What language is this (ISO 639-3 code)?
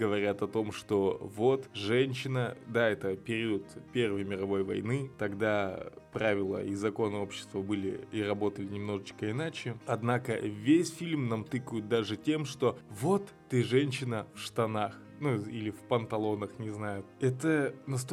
rus